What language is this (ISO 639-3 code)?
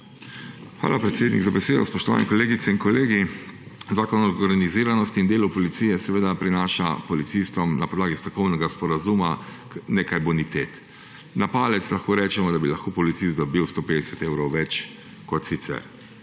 slv